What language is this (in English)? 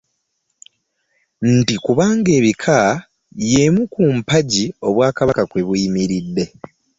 Ganda